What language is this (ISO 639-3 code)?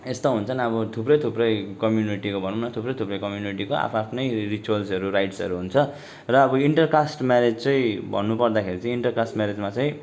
nep